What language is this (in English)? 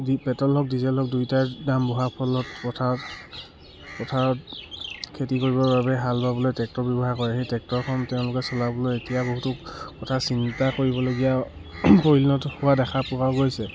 Assamese